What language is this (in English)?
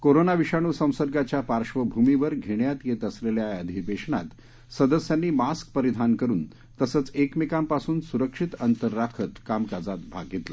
Marathi